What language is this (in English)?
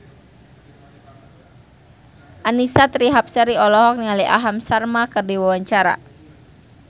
Sundanese